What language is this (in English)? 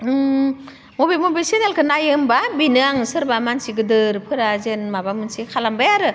Bodo